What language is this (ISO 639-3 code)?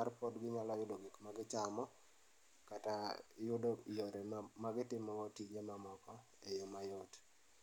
luo